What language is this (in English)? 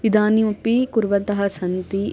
Sanskrit